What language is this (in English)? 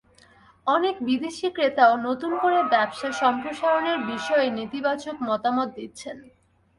Bangla